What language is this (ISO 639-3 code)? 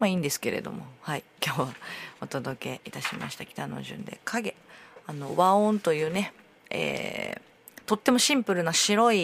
jpn